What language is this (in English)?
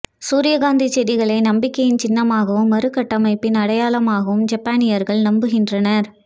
Tamil